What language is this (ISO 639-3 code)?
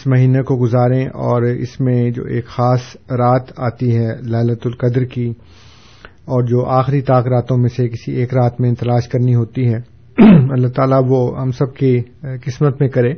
urd